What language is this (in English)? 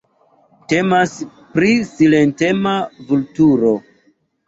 Esperanto